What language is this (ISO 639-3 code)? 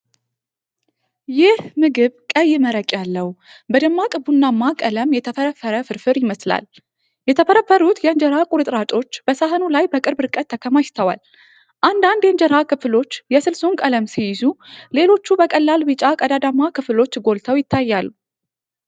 amh